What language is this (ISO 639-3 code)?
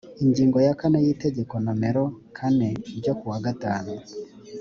kin